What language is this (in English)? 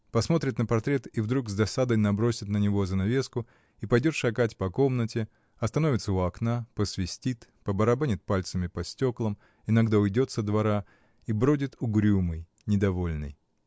Russian